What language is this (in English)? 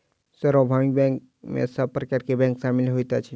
Maithili